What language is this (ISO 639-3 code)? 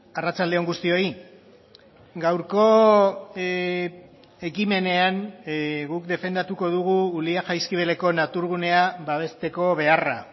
eus